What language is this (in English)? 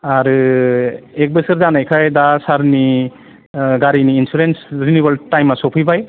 Bodo